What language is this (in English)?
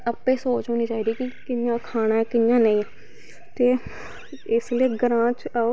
Dogri